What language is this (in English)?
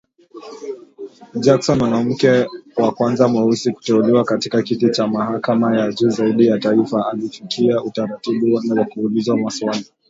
Swahili